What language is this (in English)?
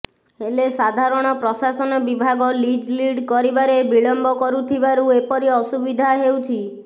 Odia